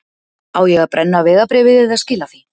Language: Icelandic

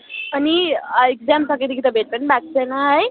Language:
Nepali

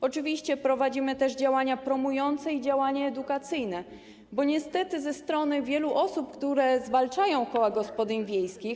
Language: Polish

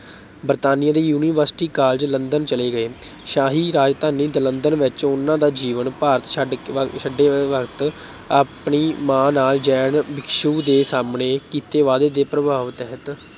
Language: Punjabi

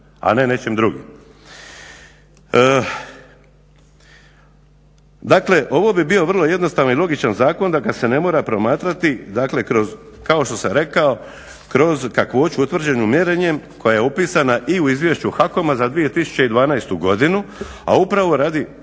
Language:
Croatian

